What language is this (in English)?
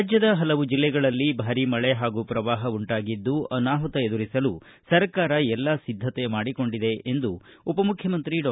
Kannada